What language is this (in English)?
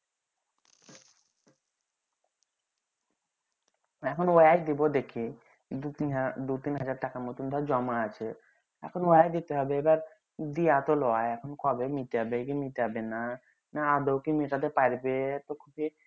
Bangla